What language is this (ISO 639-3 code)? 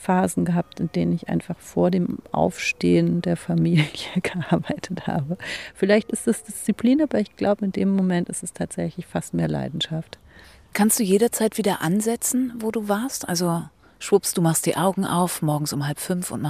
deu